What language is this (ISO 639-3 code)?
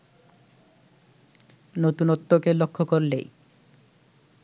ben